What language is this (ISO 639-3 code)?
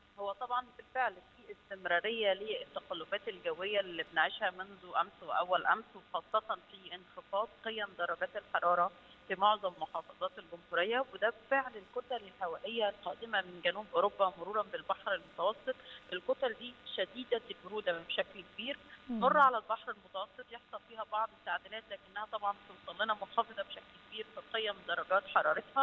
ara